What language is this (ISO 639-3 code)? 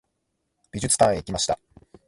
jpn